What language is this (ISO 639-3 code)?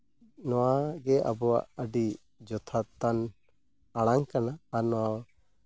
sat